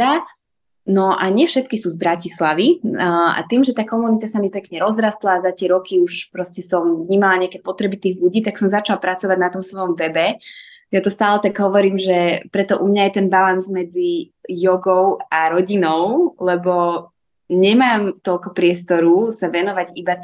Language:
Slovak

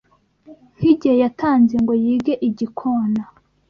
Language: Kinyarwanda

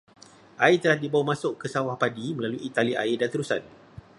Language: Malay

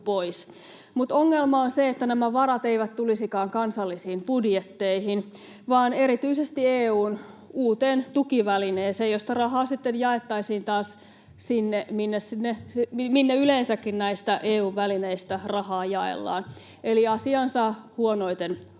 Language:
Finnish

